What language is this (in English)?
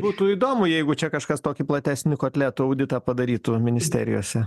Lithuanian